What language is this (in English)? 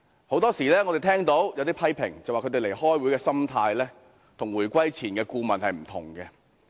Cantonese